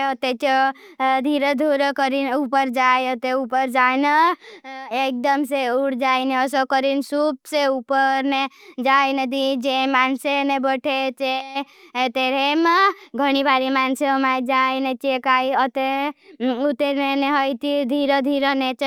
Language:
Bhili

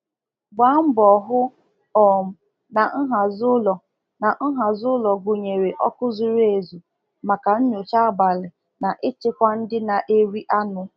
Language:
Igbo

